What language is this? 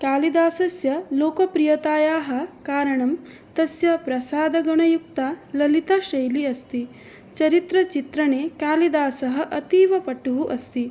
Sanskrit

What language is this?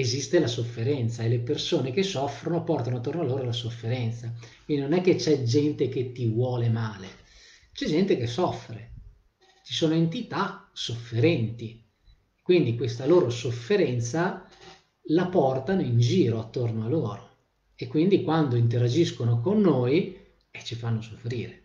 Italian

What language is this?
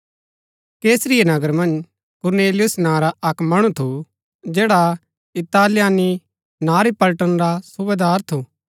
Gaddi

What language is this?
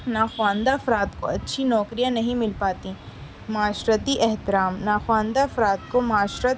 Urdu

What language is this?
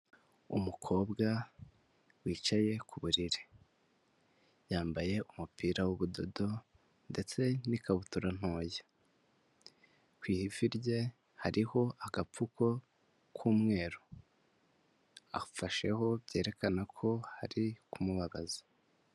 Kinyarwanda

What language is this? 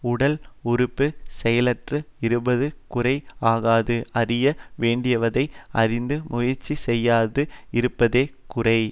Tamil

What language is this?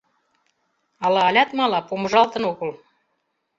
Mari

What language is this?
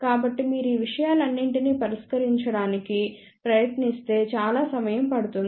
Telugu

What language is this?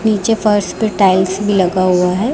Hindi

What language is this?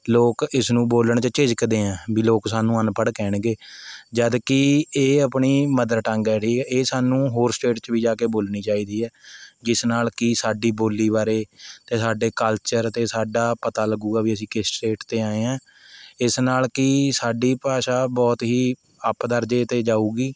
Punjabi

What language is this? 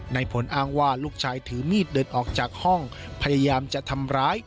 Thai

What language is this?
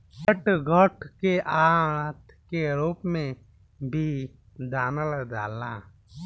Bhojpuri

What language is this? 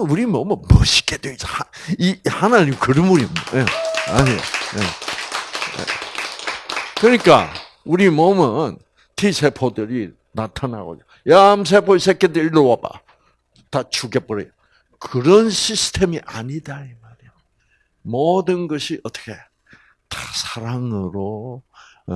Korean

